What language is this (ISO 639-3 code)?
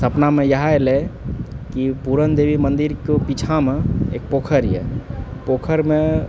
mai